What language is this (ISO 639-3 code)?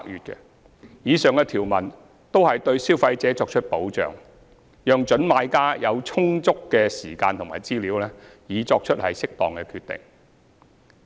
yue